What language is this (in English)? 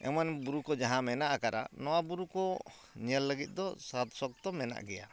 Santali